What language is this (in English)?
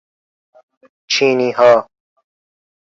Persian